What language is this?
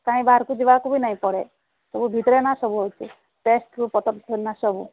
Odia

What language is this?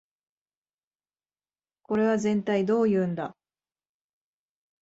Japanese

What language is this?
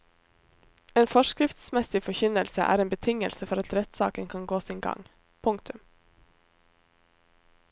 Norwegian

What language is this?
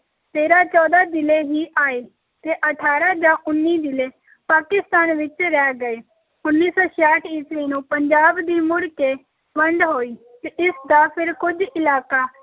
Punjabi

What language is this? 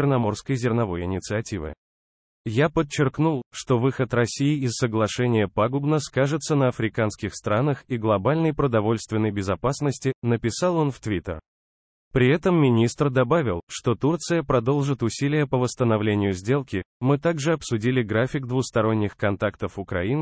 Russian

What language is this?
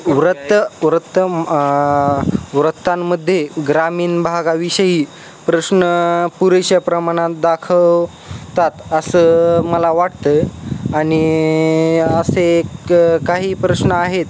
Marathi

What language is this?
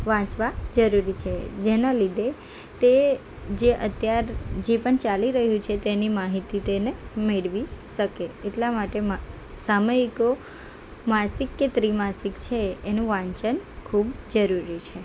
Gujarati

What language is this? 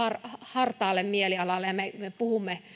Finnish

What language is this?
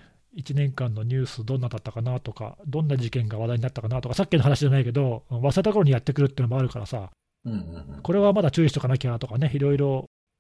Japanese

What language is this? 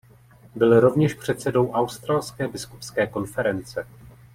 Czech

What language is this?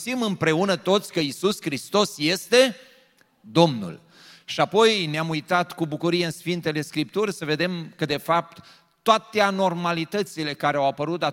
Romanian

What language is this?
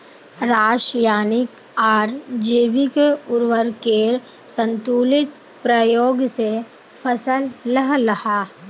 Magahi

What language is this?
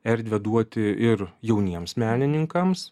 Lithuanian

